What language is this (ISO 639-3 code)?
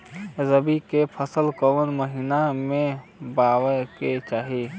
bho